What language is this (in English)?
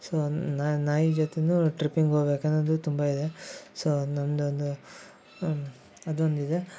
Kannada